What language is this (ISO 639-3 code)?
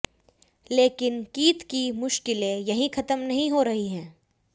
hin